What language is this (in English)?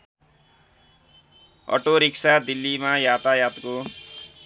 Nepali